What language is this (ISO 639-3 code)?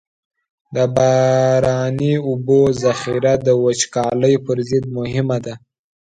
pus